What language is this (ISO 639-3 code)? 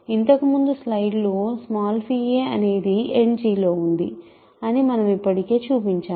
tel